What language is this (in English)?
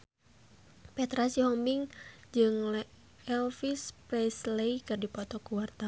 Sundanese